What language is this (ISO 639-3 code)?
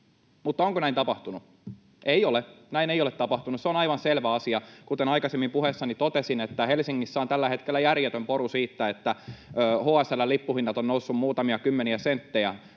fin